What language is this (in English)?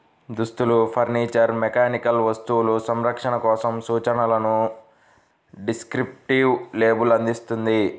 Telugu